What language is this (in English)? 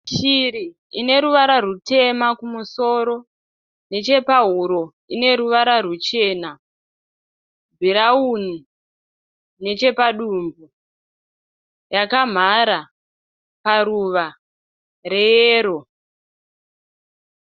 Shona